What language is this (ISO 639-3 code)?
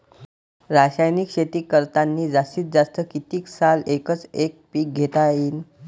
mar